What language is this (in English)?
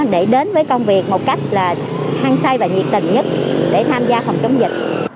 Vietnamese